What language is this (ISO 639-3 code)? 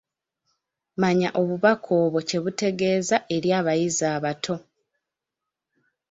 lug